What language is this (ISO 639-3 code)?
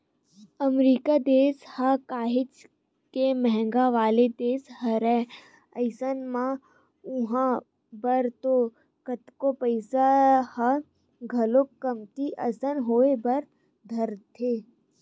hne